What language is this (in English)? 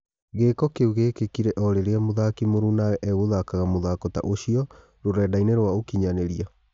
Kikuyu